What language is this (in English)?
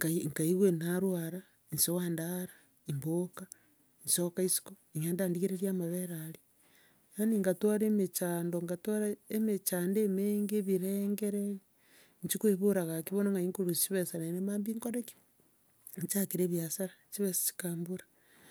Gusii